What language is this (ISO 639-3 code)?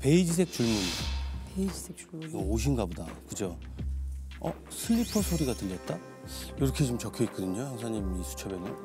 kor